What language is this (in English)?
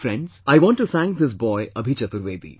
English